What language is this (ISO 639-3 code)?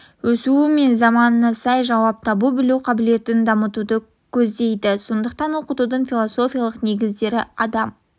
kaz